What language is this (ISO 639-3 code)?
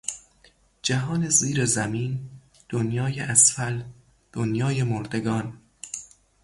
fas